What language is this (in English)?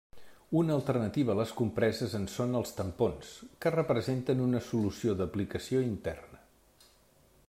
Catalan